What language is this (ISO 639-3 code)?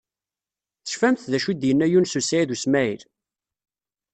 kab